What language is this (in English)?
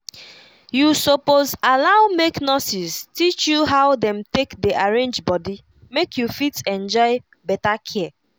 Nigerian Pidgin